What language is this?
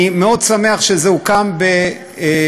Hebrew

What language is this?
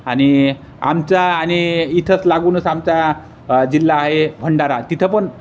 Marathi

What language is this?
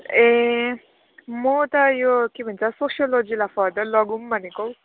Nepali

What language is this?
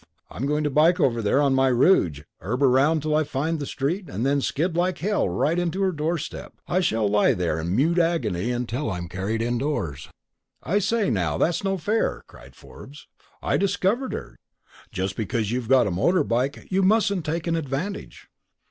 English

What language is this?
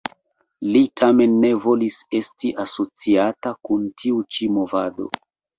Esperanto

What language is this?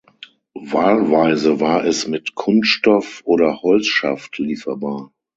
German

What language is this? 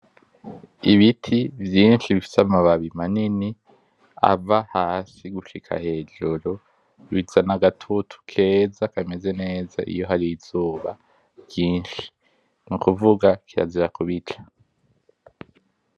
Rundi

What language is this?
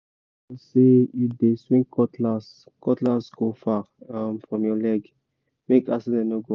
Nigerian Pidgin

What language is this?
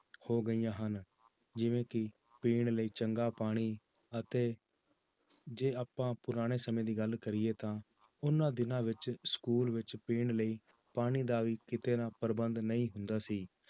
Punjabi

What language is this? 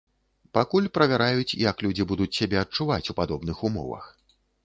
Belarusian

